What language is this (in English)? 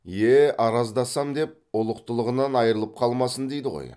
Kazakh